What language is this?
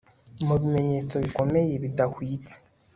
Kinyarwanda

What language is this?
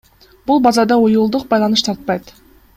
Kyrgyz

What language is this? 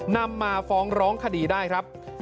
Thai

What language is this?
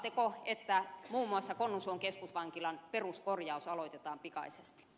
Finnish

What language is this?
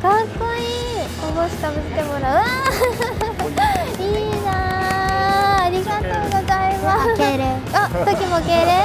Japanese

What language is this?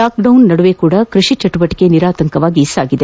Kannada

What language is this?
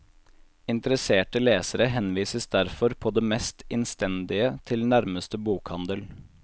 Norwegian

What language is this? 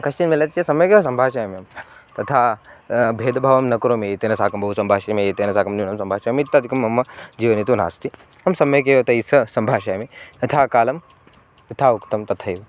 Sanskrit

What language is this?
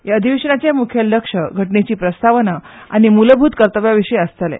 Konkani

